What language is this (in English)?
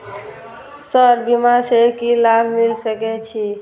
Maithili